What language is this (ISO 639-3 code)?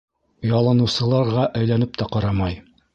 bak